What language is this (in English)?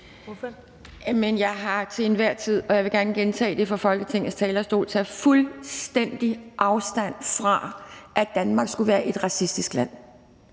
Danish